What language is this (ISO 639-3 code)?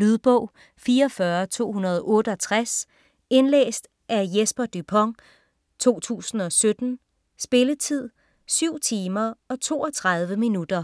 dan